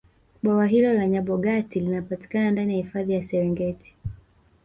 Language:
Swahili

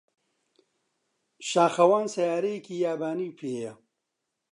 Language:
Central Kurdish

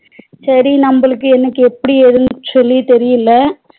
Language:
Tamil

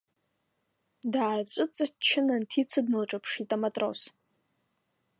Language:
Abkhazian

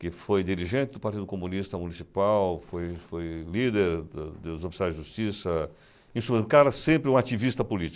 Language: Portuguese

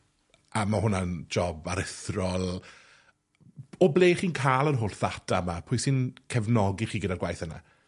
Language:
Welsh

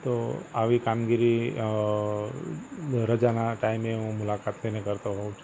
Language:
Gujarati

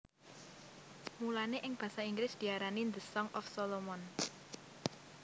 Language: Javanese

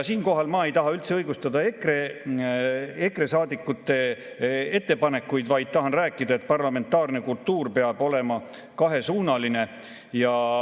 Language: Estonian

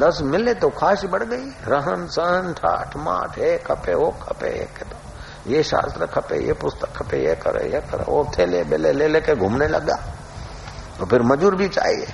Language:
Hindi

